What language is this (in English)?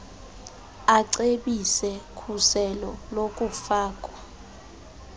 Xhosa